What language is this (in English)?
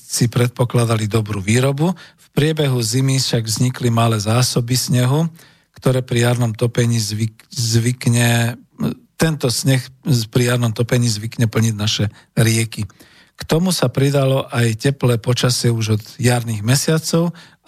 Slovak